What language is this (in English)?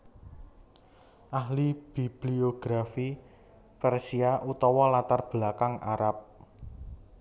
Javanese